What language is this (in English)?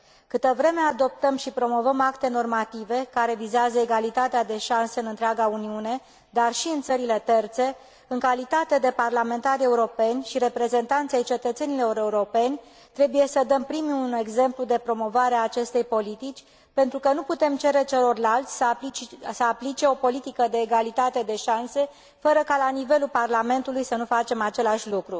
Romanian